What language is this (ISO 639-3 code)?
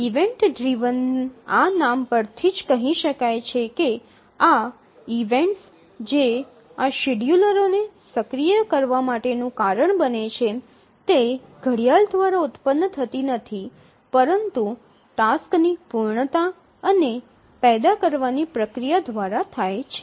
guj